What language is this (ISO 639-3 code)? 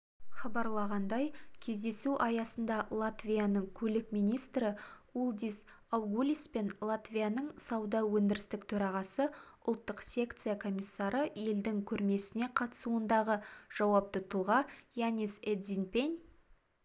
kaz